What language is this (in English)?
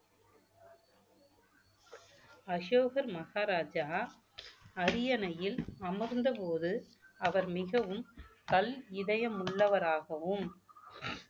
Tamil